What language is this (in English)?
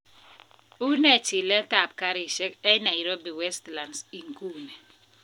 Kalenjin